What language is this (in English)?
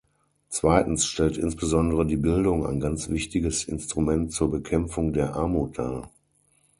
German